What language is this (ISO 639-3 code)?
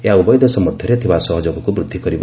ori